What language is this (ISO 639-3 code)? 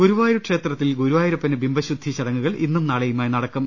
mal